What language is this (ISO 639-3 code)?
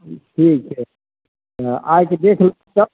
mai